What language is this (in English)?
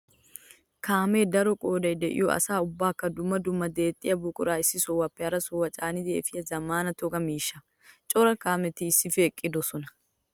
Wolaytta